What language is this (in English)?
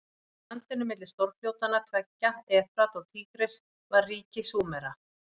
Icelandic